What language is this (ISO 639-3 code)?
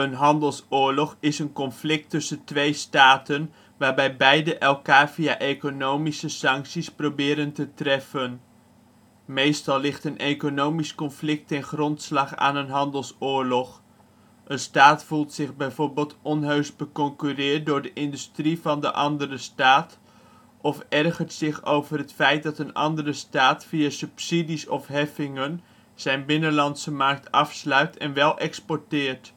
nld